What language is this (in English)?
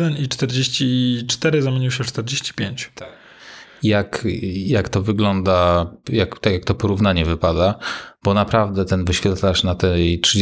Polish